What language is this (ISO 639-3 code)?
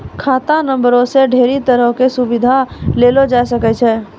mai